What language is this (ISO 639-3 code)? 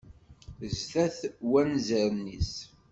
kab